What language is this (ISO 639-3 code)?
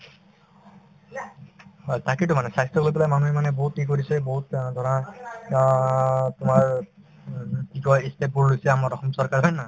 asm